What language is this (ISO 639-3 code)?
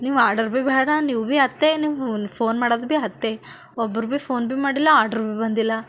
kan